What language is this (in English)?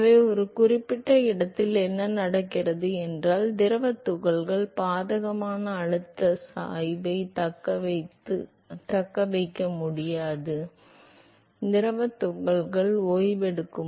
Tamil